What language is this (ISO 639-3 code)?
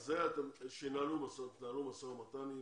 heb